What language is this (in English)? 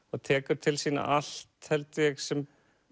Icelandic